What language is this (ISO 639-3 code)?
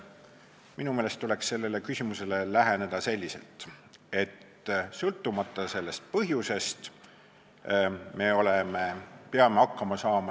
est